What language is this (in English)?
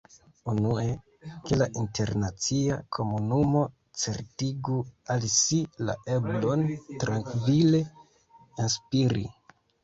Esperanto